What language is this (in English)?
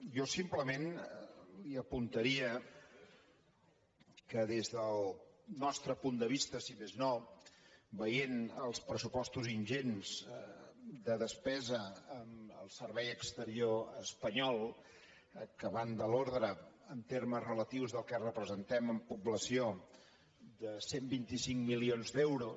Catalan